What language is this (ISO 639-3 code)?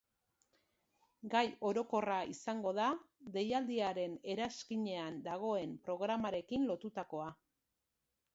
eus